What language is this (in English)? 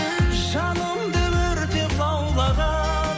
Kazakh